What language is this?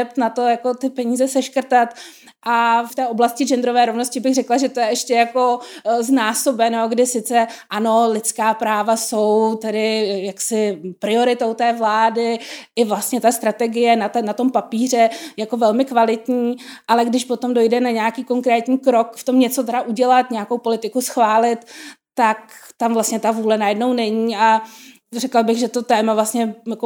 Czech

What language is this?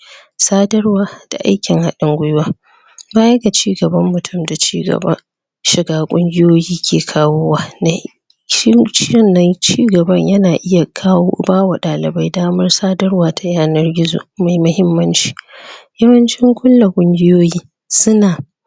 Hausa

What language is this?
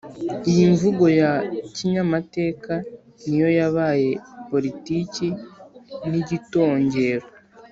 Kinyarwanda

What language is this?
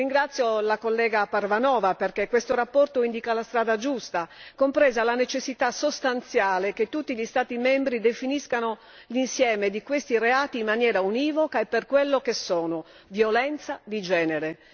Italian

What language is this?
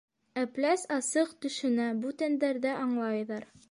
Bashkir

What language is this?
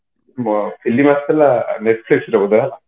Odia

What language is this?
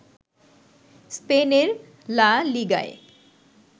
Bangla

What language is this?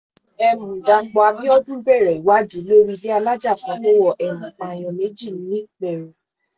Yoruba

